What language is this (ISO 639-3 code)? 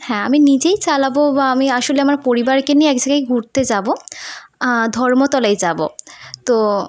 ben